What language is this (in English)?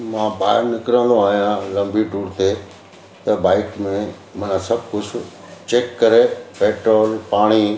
Sindhi